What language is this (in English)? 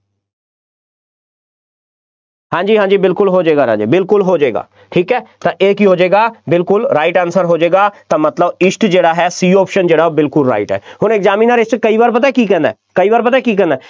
Punjabi